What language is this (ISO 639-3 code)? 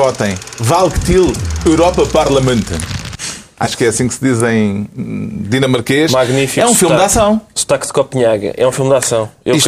por